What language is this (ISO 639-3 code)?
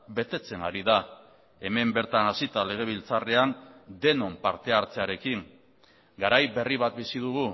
eus